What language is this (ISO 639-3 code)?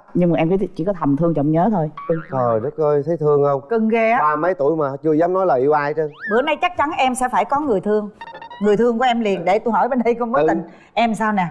vie